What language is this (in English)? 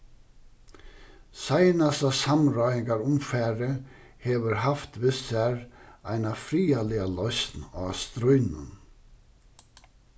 Faroese